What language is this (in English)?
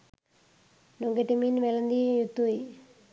Sinhala